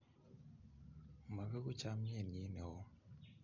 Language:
Kalenjin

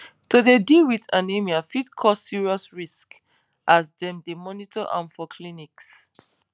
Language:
Nigerian Pidgin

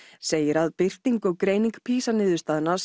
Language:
Icelandic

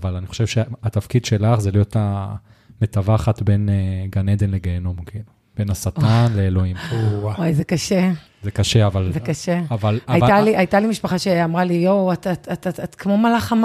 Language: Hebrew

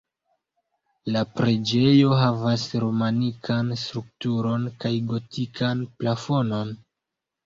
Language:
Esperanto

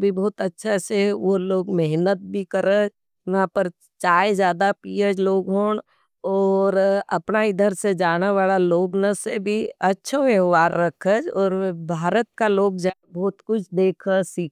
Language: Nimadi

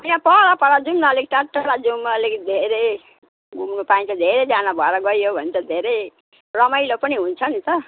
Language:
Nepali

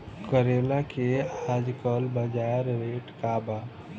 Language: Bhojpuri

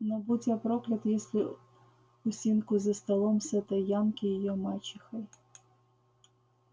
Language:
Russian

